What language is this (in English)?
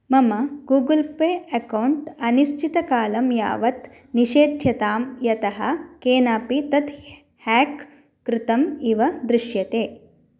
Sanskrit